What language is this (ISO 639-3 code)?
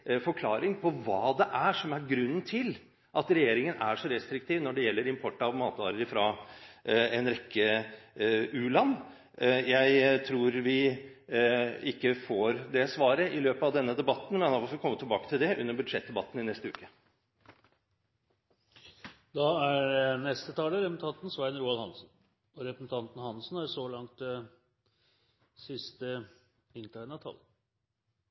nob